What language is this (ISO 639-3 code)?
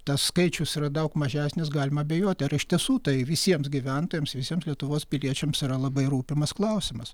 lit